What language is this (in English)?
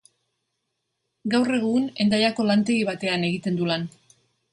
Basque